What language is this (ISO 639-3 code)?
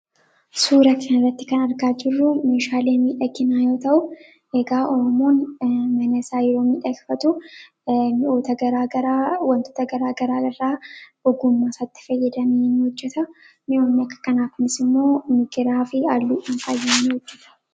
orm